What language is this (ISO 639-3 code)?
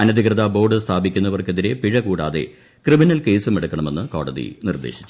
mal